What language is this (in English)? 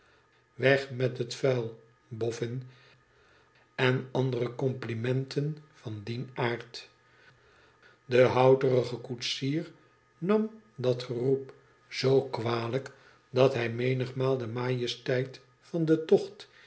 Dutch